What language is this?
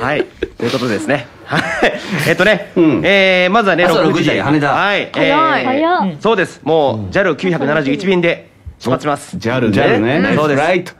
Japanese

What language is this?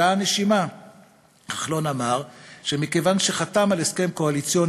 Hebrew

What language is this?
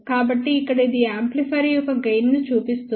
Telugu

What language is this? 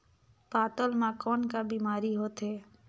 Chhattisgarhi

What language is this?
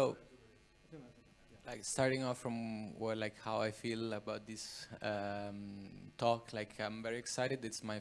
English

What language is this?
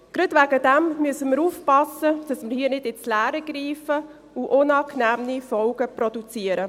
Swiss German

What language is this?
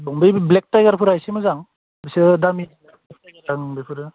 Bodo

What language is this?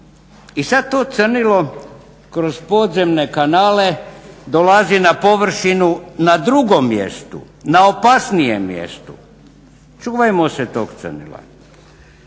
Croatian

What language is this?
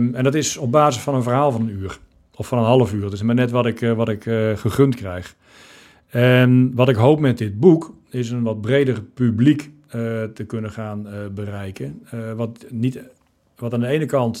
Dutch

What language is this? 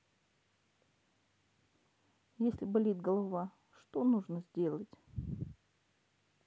Russian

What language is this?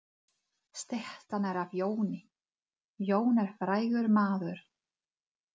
Icelandic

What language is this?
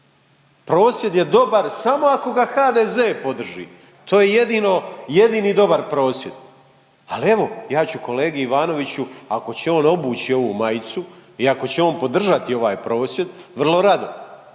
Croatian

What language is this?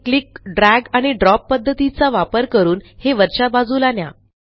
Marathi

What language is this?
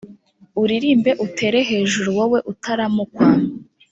Kinyarwanda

